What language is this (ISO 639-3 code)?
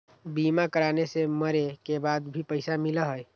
mag